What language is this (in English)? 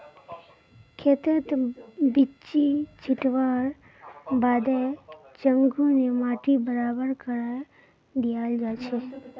Magahi